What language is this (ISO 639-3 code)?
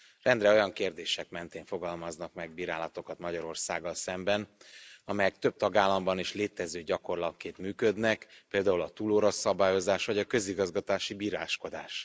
hun